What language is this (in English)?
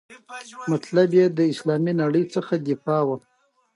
Pashto